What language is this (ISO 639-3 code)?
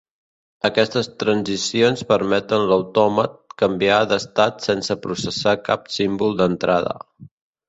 cat